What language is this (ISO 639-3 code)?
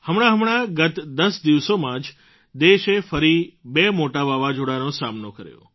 guj